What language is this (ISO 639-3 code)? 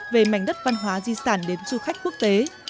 vie